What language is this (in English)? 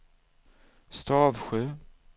Swedish